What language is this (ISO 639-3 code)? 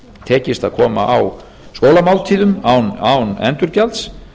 isl